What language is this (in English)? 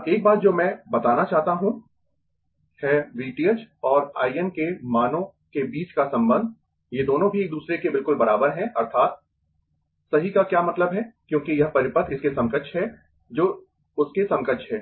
Hindi